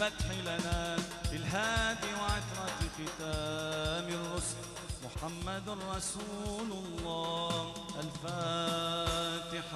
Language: Arabic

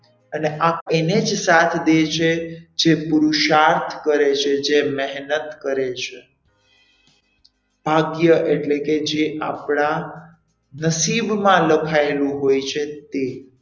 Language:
Gujarati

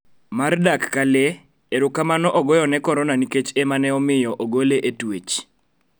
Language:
Luo (Kenya and Tanzania)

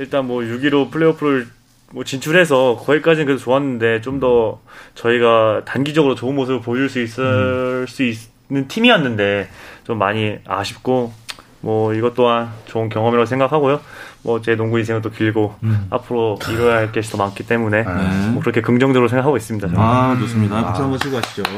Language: Korean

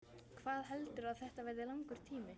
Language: Icelandic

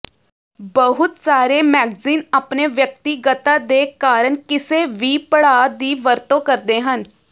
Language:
Punjabi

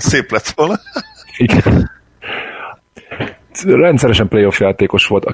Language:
Hungarian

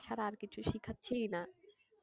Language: Bangla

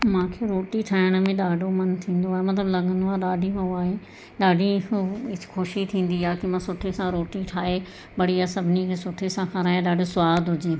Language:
Sindhi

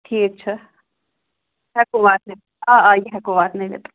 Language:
Kashmiri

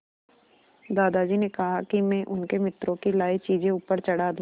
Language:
Hindi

